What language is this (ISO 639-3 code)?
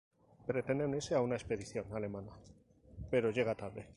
spa